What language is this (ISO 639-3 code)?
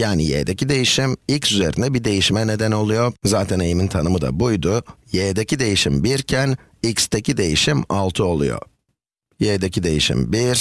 tur